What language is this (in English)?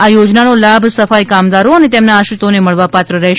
Gujarati